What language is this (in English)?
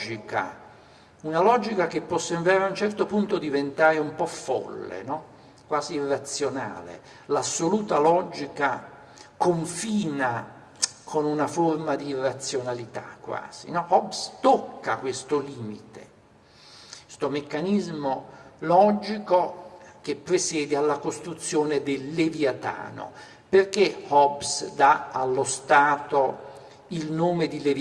Italian